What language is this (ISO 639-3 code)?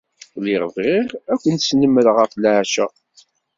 kab